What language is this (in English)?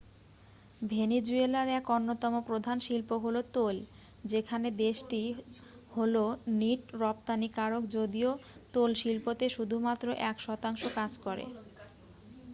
Bangla